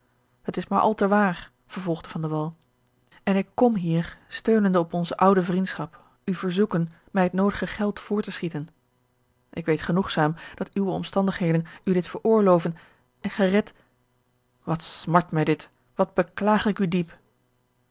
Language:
Dutch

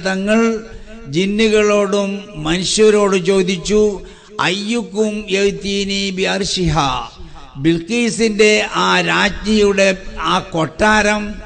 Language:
Arabic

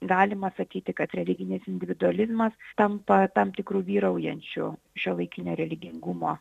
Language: Lithuanian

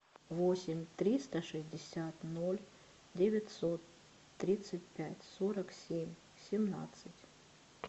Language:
Russian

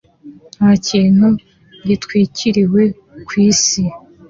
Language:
Kinyarwanda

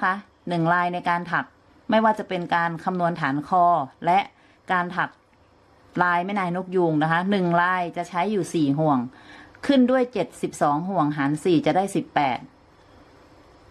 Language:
Thai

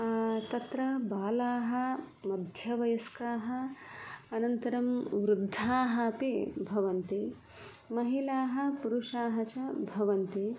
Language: Sanskrit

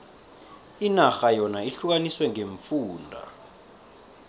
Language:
South Ndebele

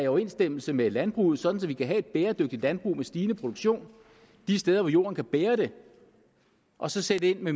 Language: Danish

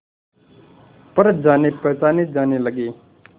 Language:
Hindi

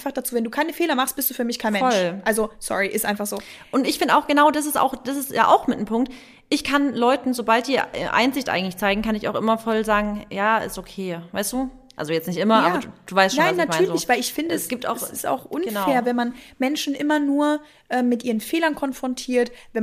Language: German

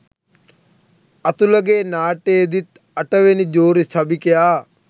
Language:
Sinhala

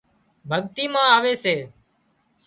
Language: Wadiyara Koli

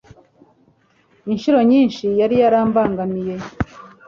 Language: Kinyarwanda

